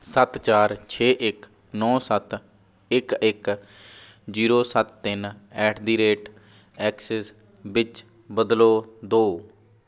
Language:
Punjabi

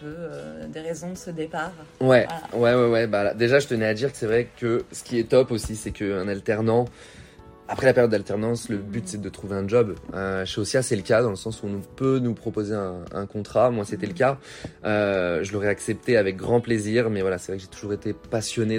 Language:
French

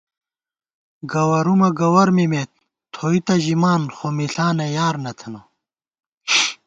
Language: Gawar-Bati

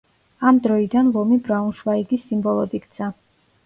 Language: Georgian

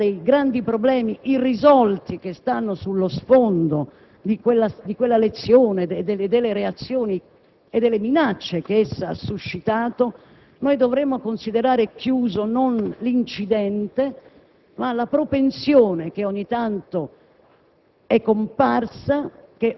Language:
Italian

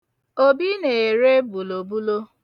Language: Igbo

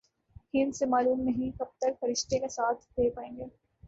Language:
Urdu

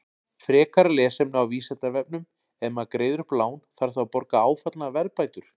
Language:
Icelandic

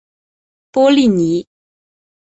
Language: Chinese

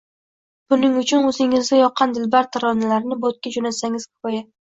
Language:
Uzbek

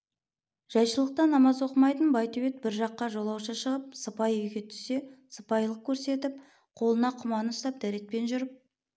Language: Kazakh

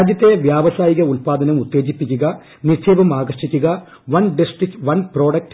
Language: Malayalam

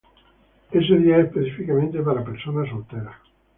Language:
Spanish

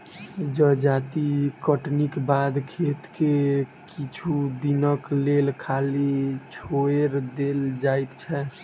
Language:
Maithili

